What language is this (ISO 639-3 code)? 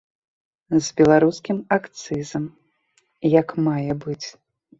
bel